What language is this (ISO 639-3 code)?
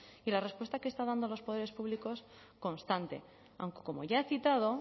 spa